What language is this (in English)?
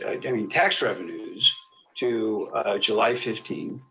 English